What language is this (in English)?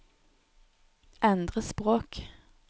Norwegian